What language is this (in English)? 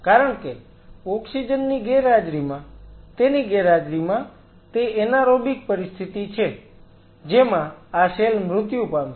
Gujarati